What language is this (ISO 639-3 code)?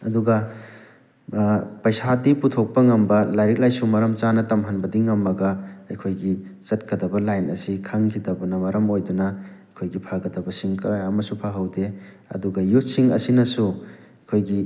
mni